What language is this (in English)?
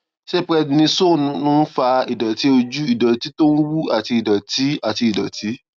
Yoruba